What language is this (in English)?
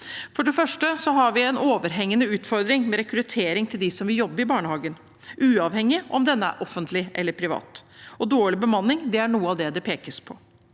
Norwegian